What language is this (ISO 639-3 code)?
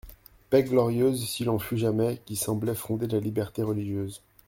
fra